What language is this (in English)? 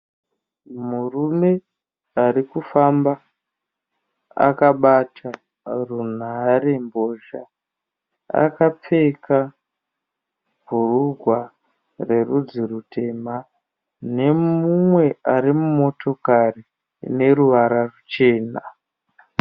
Shona